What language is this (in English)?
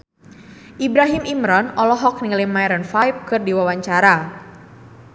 Sundanese